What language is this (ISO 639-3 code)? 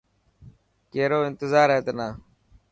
mki